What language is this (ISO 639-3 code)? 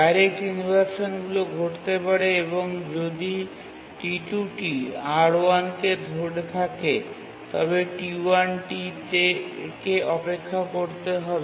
ben